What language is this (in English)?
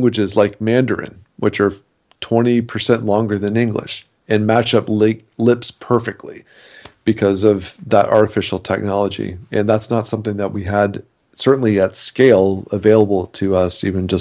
English